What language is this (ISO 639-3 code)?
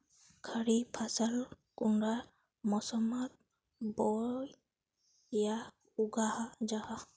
mag